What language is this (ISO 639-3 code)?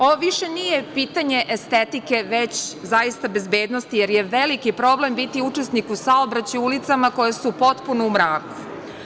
srp